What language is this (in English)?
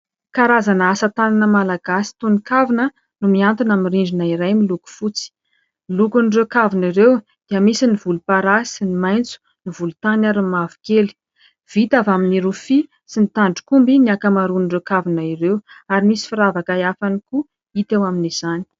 Malagasy